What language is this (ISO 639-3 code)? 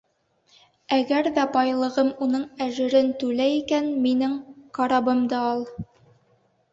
bak